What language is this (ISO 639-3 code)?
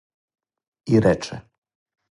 srp